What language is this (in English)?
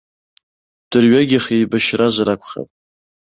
Abkhazian